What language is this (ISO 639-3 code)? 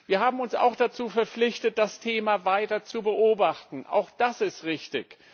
deu